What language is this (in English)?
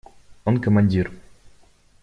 Russian